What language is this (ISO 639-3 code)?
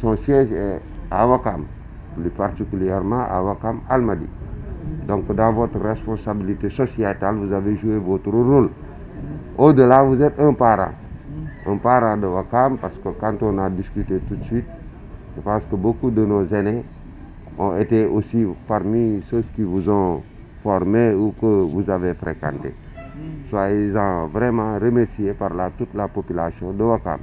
fra